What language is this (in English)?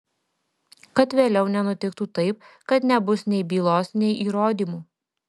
Lithuanian